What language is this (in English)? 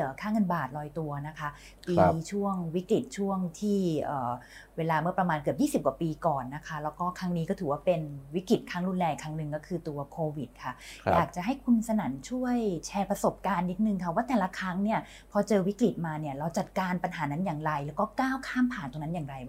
Thai